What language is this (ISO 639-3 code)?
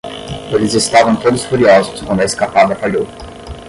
por